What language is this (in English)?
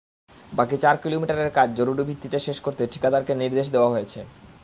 Bangla